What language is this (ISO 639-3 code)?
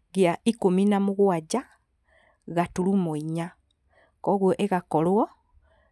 kik